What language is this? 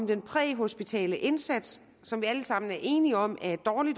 Danish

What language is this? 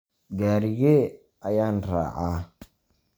Somali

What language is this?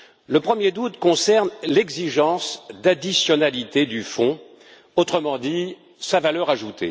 French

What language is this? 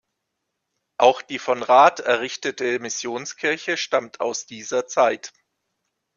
German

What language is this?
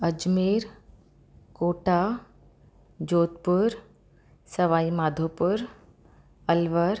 Sindhi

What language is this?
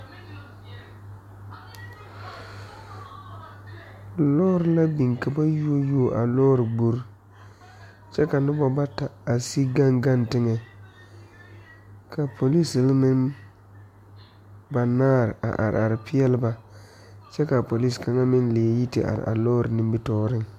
Southern Dagaare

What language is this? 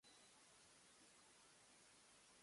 Japanese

